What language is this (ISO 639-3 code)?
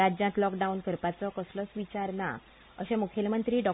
kok